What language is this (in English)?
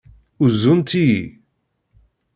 Kabyle